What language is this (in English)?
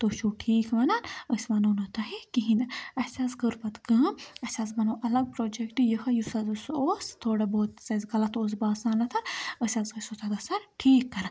Kashmiri